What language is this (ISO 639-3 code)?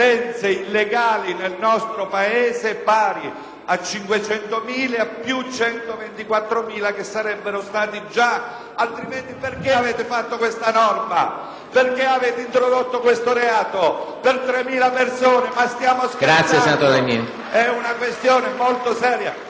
ita